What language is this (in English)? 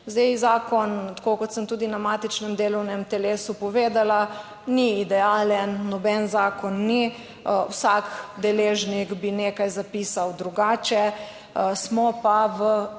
Slovenian